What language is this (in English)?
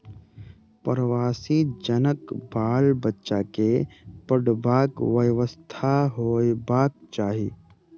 Maithili